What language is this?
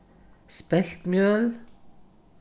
Faroese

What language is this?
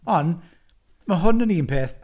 Welsh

